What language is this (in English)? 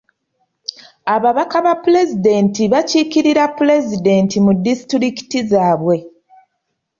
Ganda